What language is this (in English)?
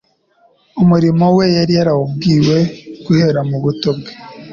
Kinyarwanda